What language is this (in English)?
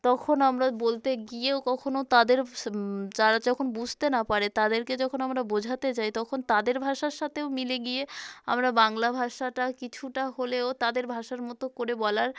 Bangla